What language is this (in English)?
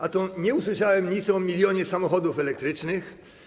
Polish